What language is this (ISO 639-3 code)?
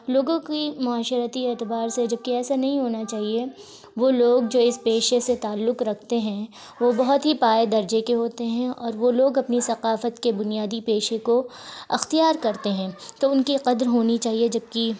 urd